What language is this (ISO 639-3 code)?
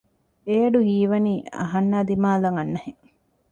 div